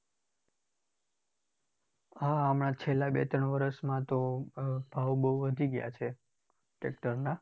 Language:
Gujarati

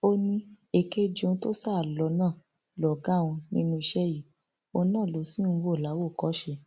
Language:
Yoruba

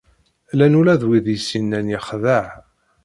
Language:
Kabyle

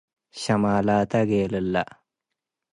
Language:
Tigre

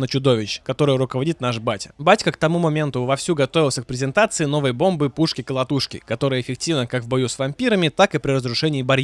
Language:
Russian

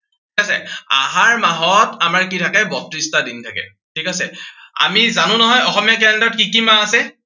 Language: Assamese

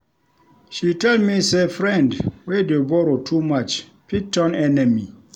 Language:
Nigerian Pidgin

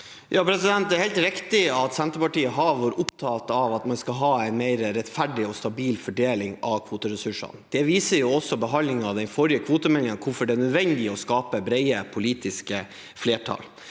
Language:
Norwegian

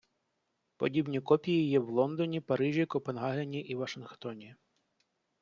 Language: Ukrainian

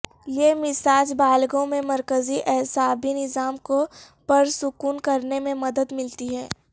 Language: Urdu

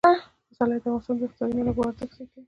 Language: Pashto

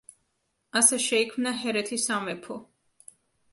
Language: Georgian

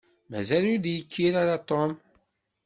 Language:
Kabyle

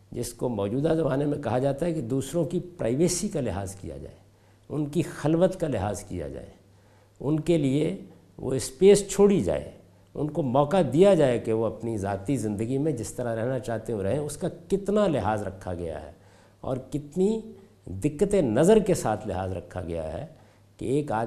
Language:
Urdu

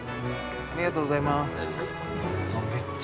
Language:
Japanese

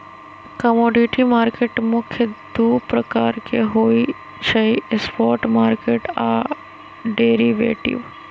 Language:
Magahi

